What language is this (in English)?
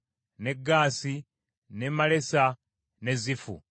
Ganda